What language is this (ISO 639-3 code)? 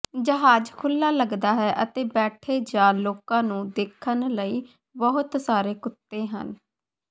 pan